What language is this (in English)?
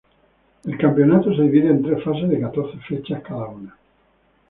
Spanish